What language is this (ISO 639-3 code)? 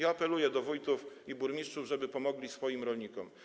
pol